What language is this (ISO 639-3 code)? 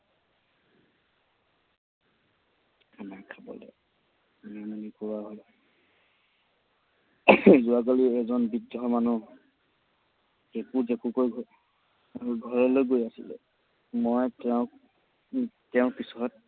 asm